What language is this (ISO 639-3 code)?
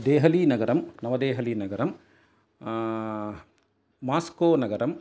san